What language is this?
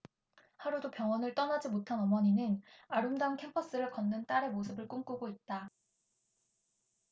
Korean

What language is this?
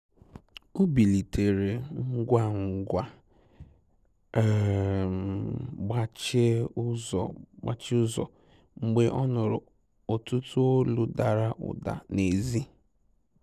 Igbo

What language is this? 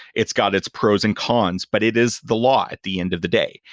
English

